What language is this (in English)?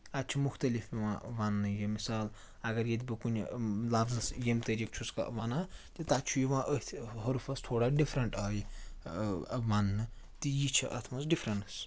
Kashmiri